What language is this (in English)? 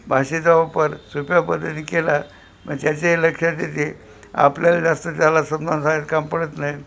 Marathi